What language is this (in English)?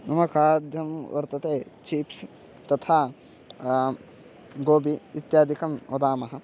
Sanskrit